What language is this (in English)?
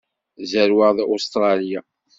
Kabyle